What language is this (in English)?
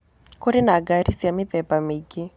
Kikuyu